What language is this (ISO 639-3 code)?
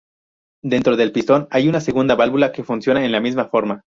spa